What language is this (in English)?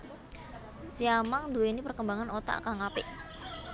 Javanese